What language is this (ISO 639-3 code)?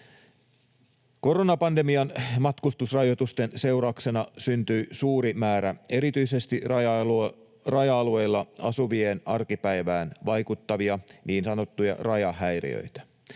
fin